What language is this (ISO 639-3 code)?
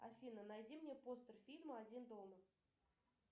rus